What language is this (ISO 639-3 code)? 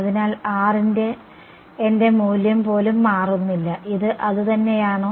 mal